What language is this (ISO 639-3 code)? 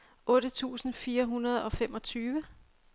dan